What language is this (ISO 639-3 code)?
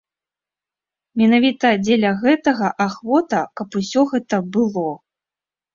bel